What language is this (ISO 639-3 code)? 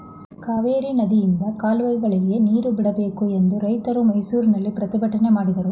kan